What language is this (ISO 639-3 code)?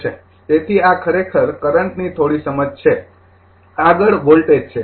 guj